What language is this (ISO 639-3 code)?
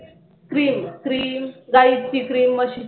mar